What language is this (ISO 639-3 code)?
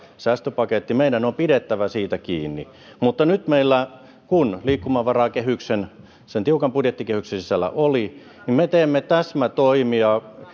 fin